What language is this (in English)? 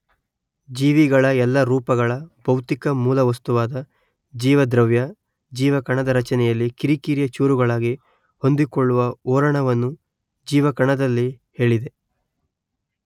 Kannada